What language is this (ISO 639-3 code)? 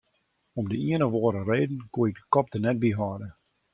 fry